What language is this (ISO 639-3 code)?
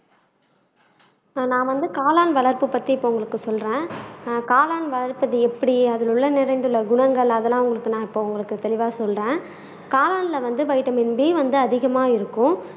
tam